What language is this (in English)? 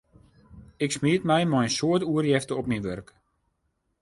Western Frisian